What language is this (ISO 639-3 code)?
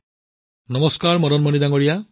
asm